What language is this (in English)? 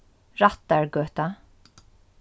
Faroese